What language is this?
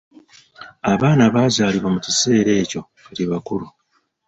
Ganda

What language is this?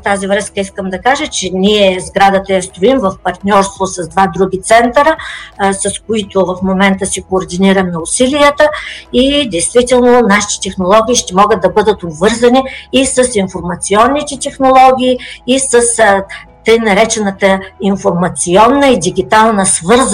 Bulgarian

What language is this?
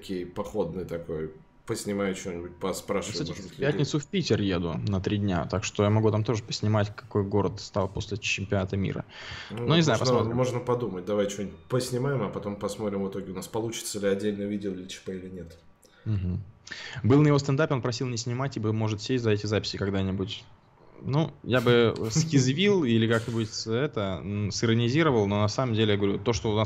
Russian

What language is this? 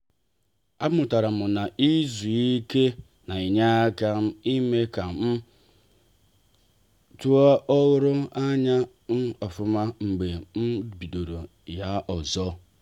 Igbo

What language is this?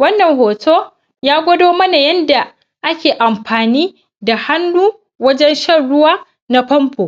Hausa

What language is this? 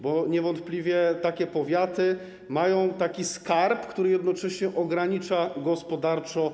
Polish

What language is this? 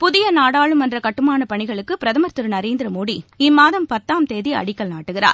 Tamil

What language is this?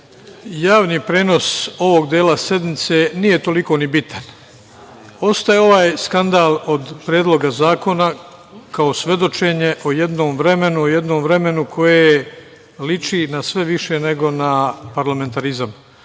Serbian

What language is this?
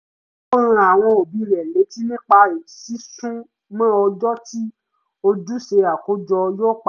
Yoruba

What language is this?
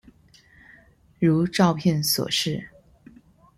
Chinese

